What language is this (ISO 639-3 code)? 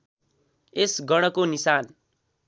nep